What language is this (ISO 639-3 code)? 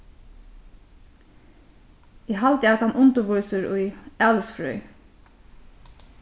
fao